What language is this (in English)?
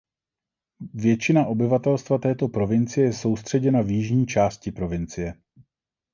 Czech